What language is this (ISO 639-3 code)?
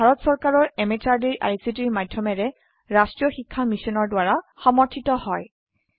asm